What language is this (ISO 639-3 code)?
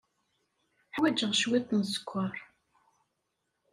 kab